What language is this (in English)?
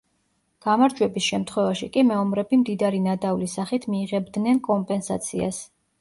Georgian